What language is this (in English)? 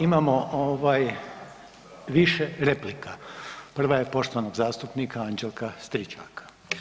Croatian